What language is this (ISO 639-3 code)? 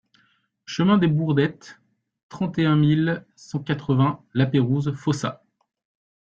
fra